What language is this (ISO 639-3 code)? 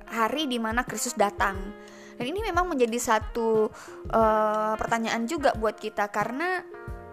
ind